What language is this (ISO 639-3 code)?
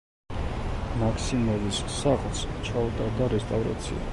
kat